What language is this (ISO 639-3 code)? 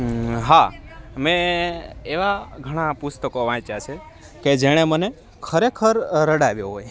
guj